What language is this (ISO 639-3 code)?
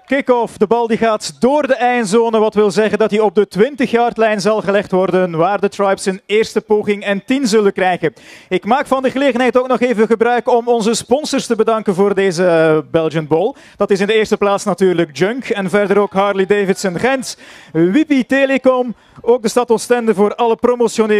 nld